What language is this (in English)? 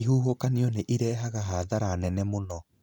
Kikuyu